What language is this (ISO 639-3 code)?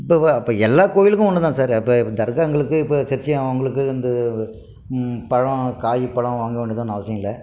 tam